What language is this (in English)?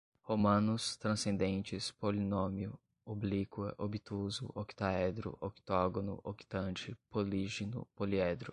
Portuguese